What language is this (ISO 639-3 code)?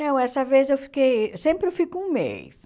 por